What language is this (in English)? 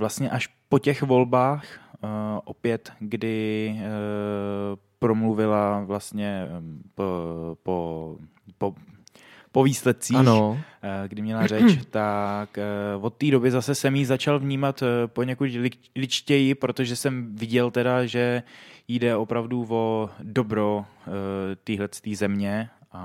Czech